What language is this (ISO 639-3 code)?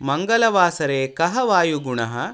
san